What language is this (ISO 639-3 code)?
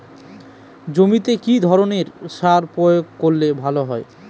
ben